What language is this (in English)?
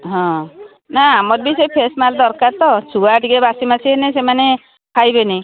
Odia